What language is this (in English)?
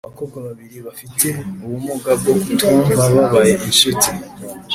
Kinyarwanda